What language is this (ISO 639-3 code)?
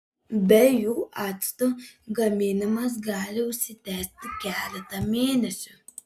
lit